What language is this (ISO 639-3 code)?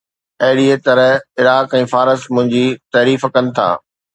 snd